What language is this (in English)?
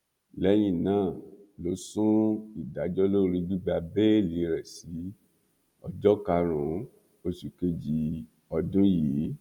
Yoruba